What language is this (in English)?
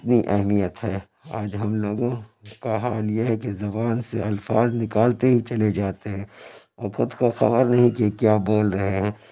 Urdu